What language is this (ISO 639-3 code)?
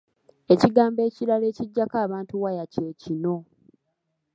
lug